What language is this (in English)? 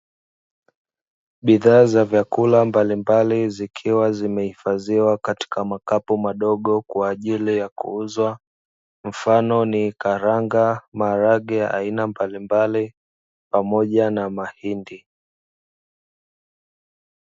Swahili